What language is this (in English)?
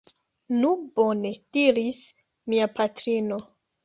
Esperanto